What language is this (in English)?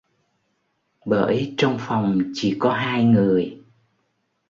Vietnamese